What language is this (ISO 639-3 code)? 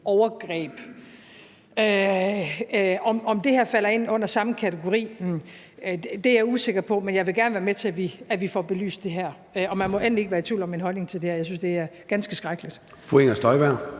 dan